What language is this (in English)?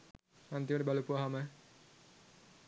Sinhala